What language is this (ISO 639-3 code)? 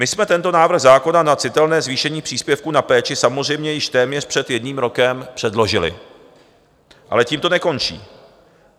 ces